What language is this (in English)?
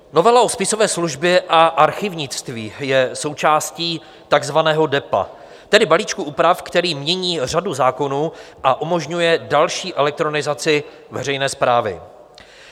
Czech